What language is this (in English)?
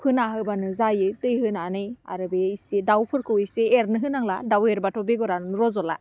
Bodo